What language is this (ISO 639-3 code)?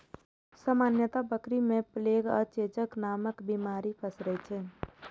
mai